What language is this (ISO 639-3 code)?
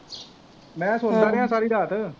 pan